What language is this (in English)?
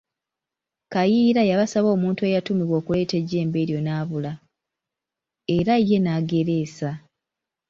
Ganda